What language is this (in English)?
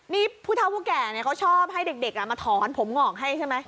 Thai